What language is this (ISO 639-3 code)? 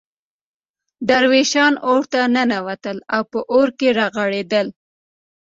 pus